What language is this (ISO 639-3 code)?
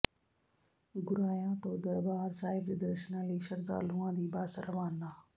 pan